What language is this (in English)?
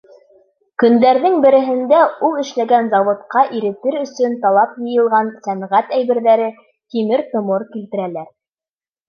Bashkir